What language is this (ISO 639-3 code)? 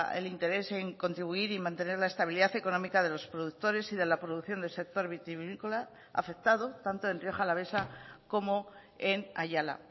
spa